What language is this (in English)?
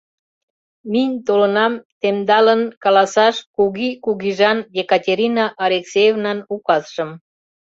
Mari